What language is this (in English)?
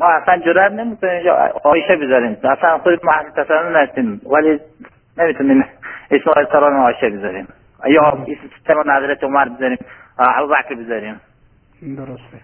Persian